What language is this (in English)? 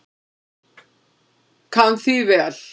Icelandic